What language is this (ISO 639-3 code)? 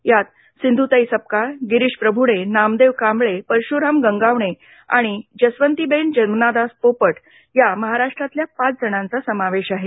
mar